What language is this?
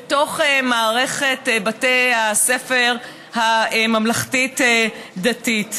Hebrew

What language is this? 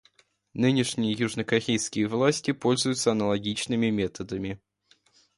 Russian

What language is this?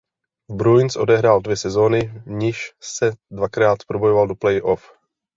Czech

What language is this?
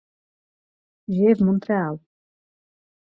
Czech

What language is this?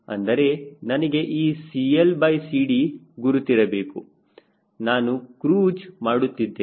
Kannada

